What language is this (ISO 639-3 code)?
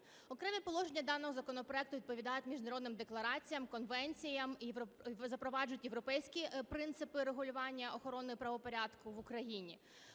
ukr